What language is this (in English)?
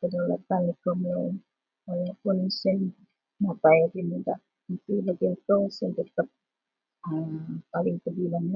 Central Melanau